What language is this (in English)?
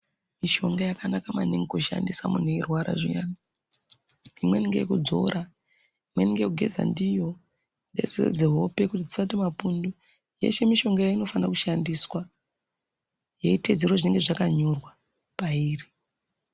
Ndau